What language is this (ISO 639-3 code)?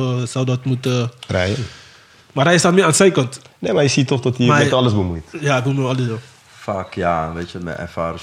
nld